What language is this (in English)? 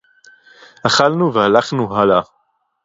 Hebrew